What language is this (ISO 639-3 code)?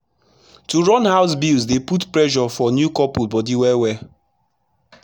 pcm